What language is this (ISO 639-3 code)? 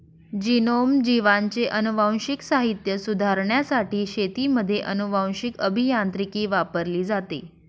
mar